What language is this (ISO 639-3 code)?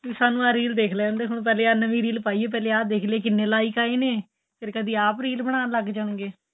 pan